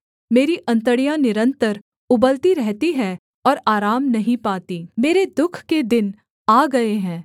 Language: Hindi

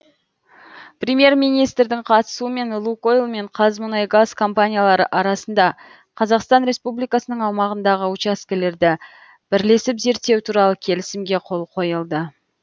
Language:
Kazakh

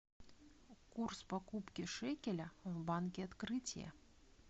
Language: Russian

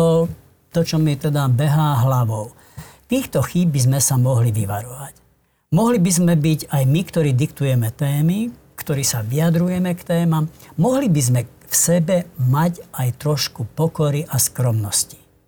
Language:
Slovak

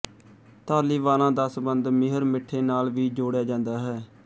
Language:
Punjabi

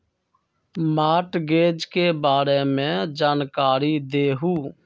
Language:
Magahi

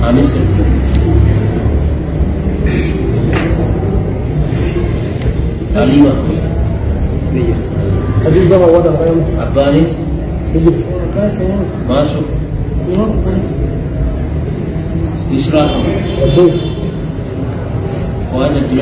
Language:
Arabic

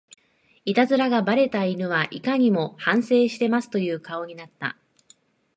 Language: Japanese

